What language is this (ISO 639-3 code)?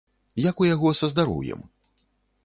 bel